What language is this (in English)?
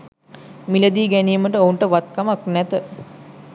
Sinhala